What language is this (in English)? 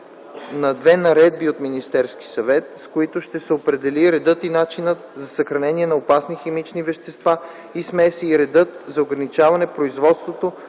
Bulgarian